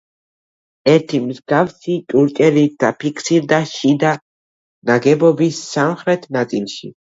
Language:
Georgian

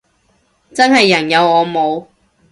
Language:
Cantonese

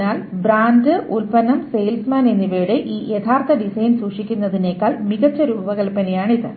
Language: Malayalam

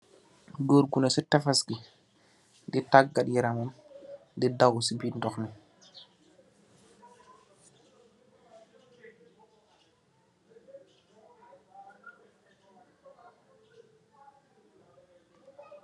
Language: Wolof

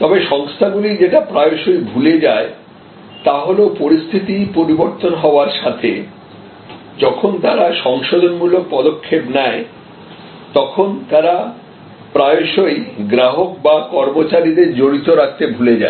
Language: Bangla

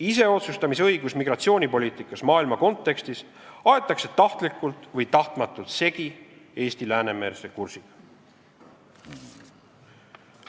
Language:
Estonian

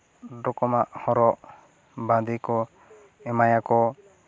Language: Santali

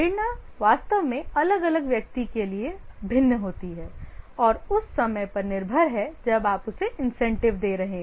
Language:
Hindi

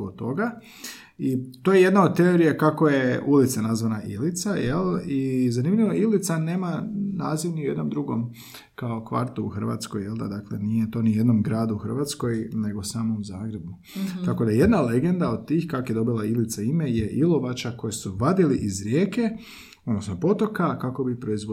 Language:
Croatian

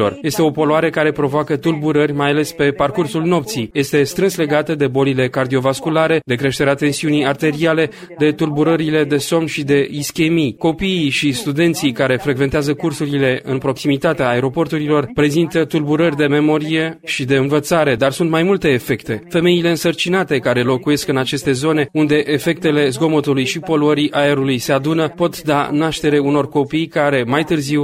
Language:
Romanian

